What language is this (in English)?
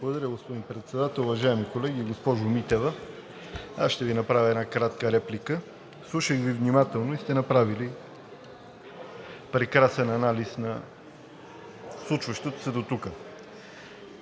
Bulgarian